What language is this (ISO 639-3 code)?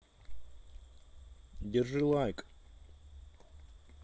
rus